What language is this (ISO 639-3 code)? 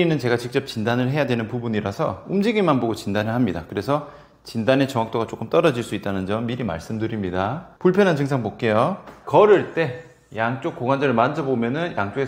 kor